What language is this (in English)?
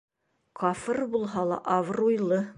Bashkir